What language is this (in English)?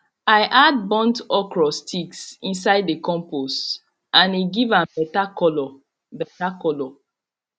Nigerian Pidgin